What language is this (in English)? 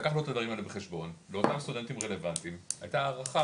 Hebrew